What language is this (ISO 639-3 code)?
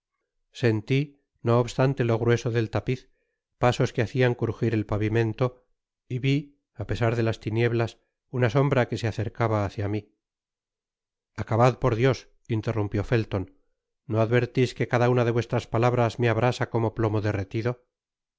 spa